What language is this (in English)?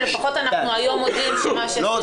Hebrew